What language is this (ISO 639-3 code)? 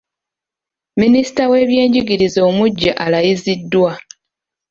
lug